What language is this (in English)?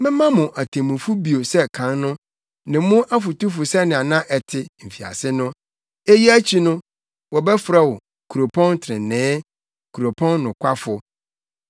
Akan